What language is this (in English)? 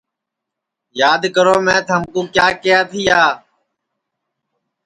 Sansi